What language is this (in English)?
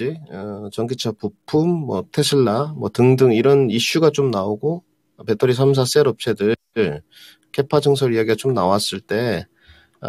Korean